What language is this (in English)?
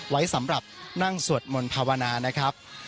Thai